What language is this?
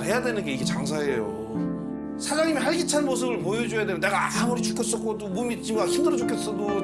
Korean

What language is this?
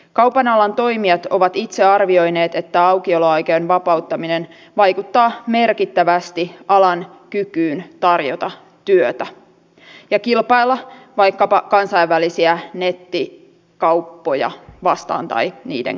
Finnish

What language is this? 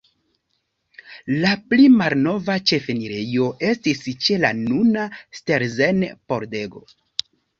Esperanto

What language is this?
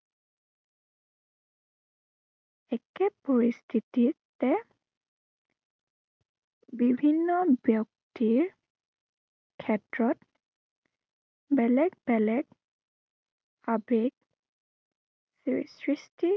Assamese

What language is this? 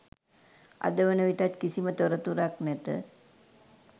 Sinhala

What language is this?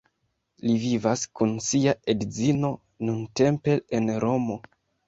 Esperanto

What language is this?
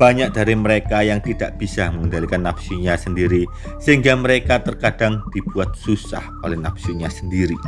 Indonesian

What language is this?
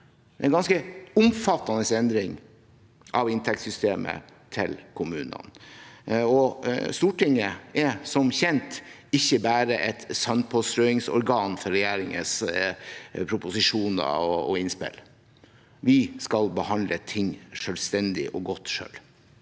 Norwegian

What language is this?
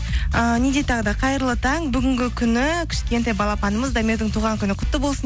Kazakh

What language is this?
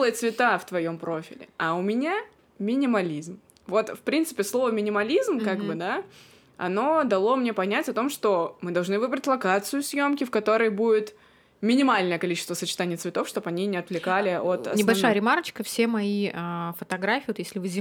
Russian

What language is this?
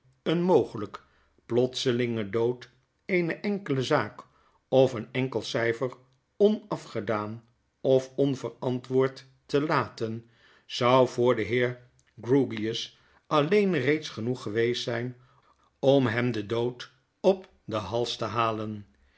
Dutch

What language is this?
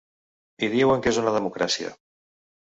Catalan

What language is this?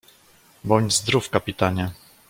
Polish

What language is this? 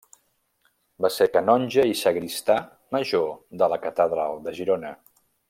Catalan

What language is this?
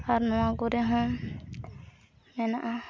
Santali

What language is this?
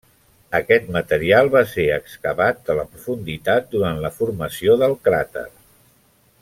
Catalan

